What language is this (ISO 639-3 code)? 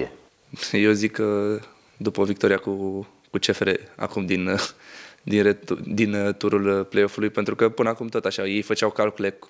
ron